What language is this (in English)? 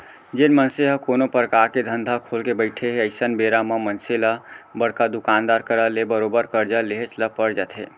Chhattisgarhi